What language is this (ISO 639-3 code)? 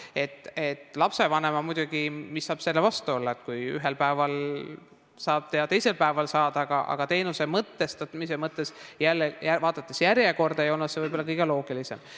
est